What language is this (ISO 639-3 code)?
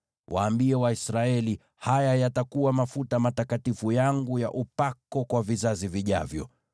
swa